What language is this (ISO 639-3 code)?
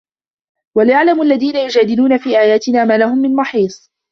ara